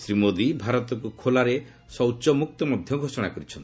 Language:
Odia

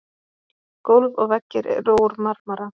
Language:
Icelandic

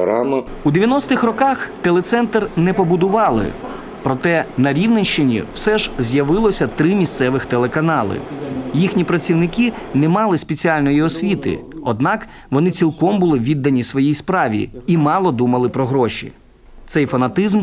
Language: Ukrainian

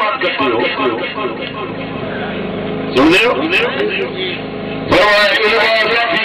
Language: Turkish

